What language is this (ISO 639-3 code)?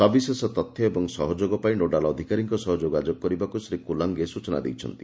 ori